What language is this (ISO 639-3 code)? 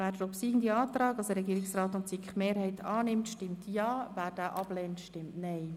gsw